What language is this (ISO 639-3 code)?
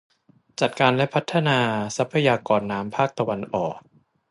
tha